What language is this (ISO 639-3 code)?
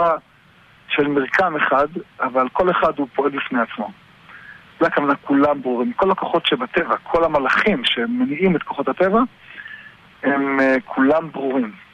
heb